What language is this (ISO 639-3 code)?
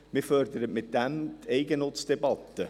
gsw